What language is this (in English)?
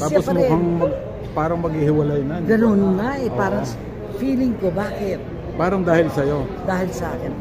Filipino